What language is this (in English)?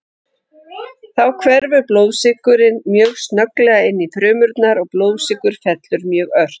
Icelandic